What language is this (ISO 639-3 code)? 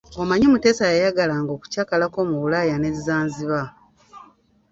lug